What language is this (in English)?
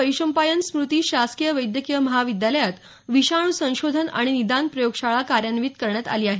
Marathi